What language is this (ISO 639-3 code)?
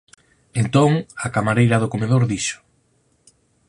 glg